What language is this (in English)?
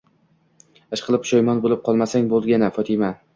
Uzbek